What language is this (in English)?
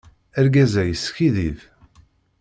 Kabyle